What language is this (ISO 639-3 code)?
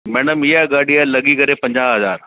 snd